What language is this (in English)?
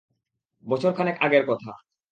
Bangla